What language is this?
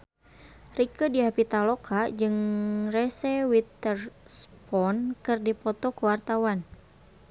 Sundanese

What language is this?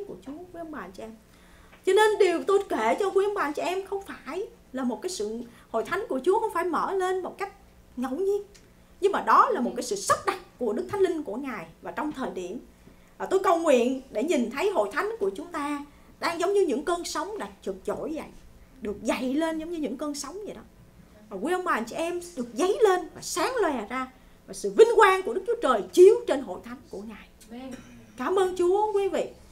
Vietnamese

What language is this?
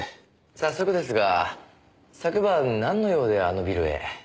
Japanese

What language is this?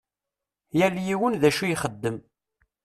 Kabyle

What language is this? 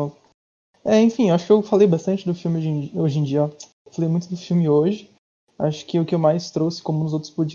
Portuguese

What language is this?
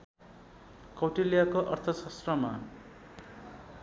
Nepali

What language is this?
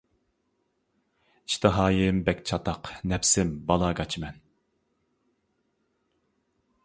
Uyghur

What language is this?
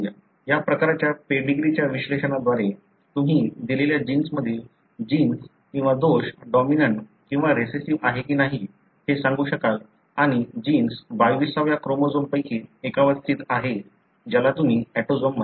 Marathi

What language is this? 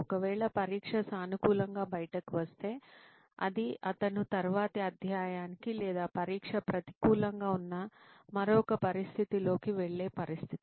Telugu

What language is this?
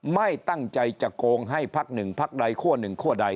Thai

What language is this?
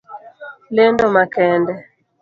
Luo (Kenya and Tanzania)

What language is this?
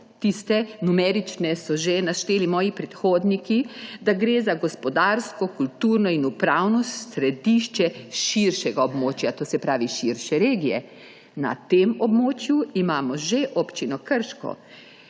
Slovenian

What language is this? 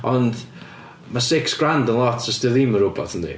Welsh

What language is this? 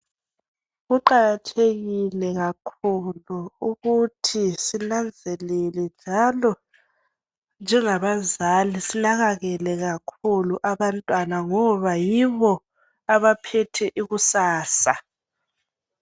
North Ndebele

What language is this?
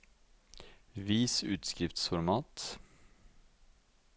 Norwegian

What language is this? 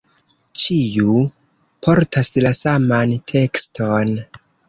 Esperanto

